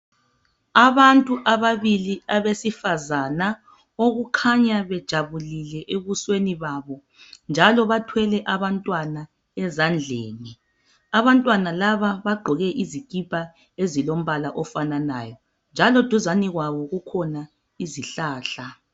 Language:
North Ndebele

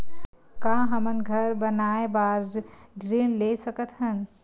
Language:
Chhattisgarhi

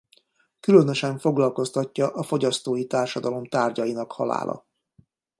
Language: Hungarian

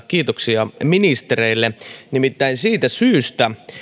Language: Finnish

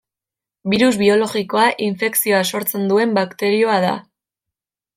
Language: Basque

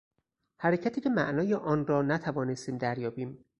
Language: Persian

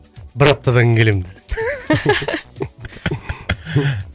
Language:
Kazakh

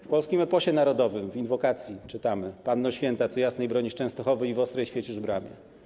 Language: Polish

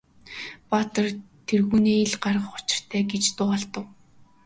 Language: Mongolian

